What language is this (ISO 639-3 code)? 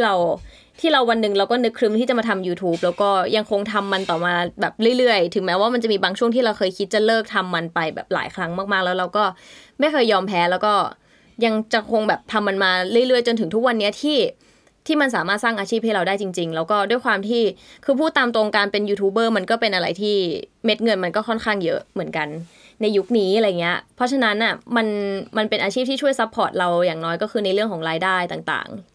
tha